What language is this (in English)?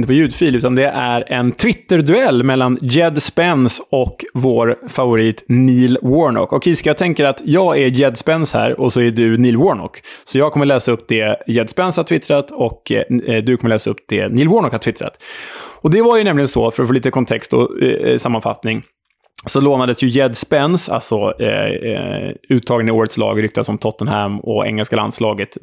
Swedish